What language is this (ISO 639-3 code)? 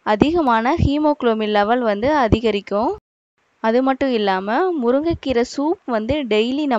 hin